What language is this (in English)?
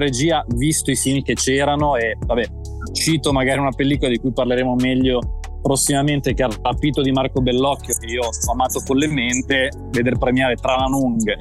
Italian